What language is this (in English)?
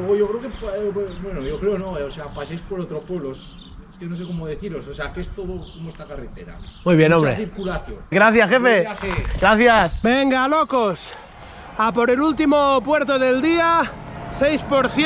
Spanish